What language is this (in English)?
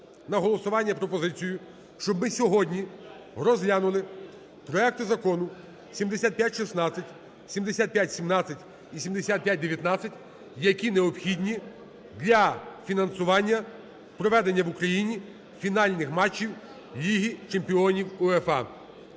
Ukrainian